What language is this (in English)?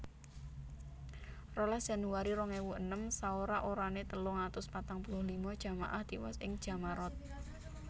Javanese